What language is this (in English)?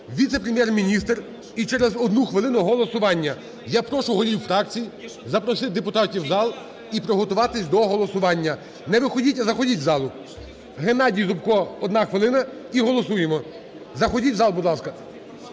Ukrainian